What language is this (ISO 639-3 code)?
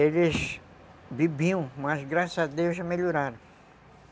por